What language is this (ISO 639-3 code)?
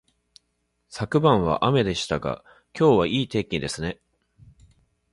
jpn